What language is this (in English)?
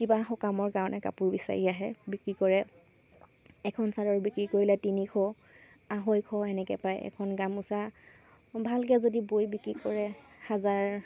Assamese